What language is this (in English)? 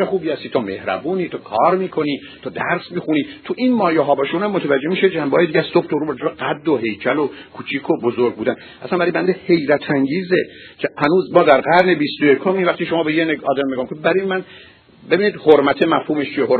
Persian